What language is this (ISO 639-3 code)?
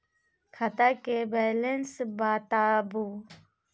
mai